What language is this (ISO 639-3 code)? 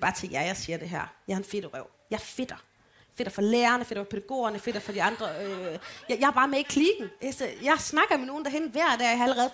dan